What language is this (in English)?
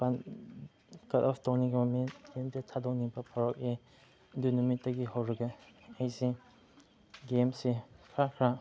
Manipuri